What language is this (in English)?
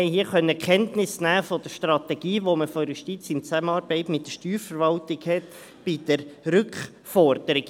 Swiss German